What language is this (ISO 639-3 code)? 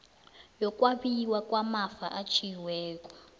nbl